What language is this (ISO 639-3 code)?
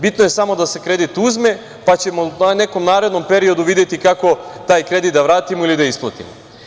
srp